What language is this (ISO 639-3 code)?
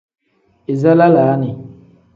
kdh